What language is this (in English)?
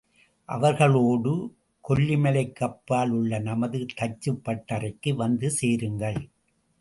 Tamil